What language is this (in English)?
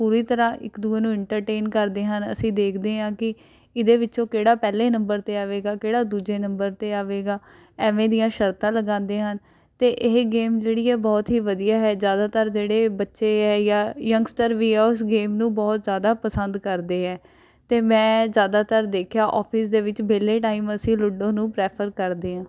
Punjabi